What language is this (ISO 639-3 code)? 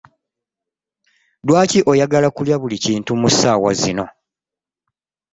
lug